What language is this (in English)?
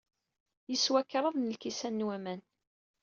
Kabyle